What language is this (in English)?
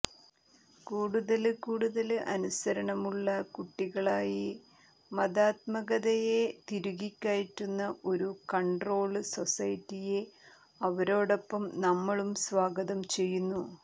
Malayalam